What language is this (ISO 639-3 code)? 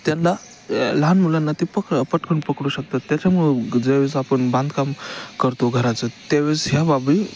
mar